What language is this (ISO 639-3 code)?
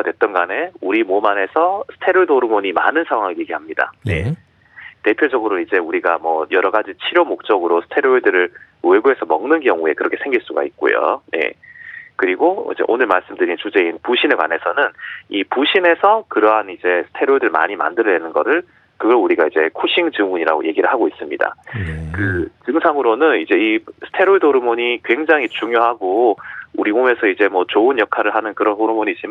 kor